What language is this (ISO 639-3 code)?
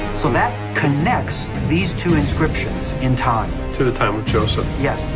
eng